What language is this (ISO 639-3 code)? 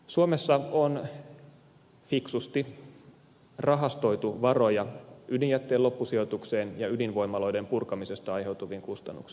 fin